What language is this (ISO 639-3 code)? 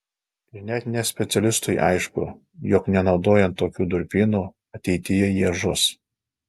lit